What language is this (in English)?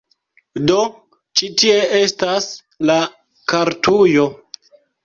Esperanto